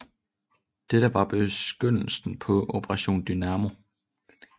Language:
Danish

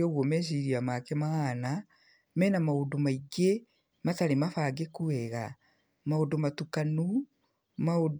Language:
Kikuyu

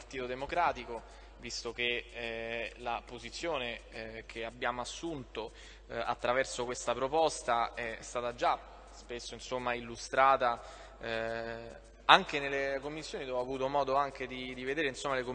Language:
Italian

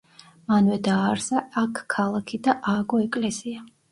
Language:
Georgian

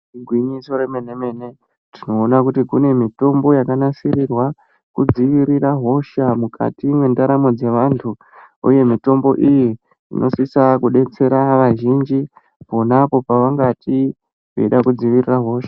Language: Ndau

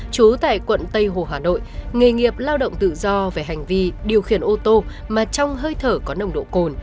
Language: Vietnamese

